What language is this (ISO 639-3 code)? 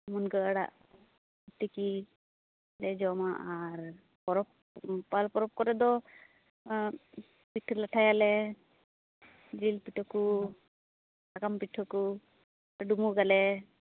sat